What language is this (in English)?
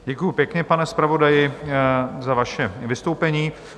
Czech